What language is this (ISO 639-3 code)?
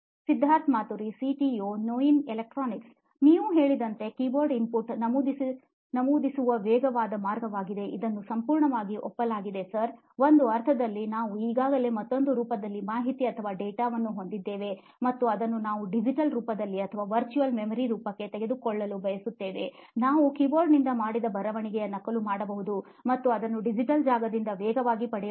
kan